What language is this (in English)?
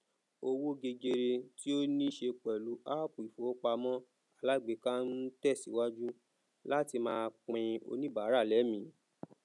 Yoruba